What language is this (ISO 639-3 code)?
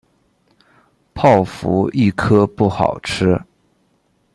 zho